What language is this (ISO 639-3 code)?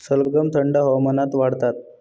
mar